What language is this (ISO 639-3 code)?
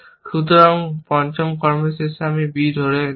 ben